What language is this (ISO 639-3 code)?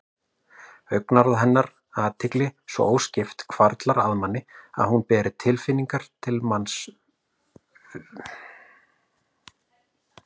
isl